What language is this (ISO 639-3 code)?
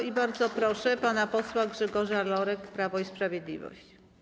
pol